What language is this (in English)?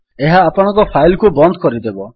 Odia